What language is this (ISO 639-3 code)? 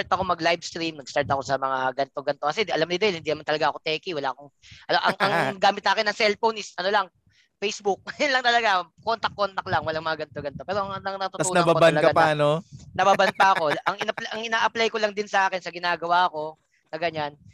fil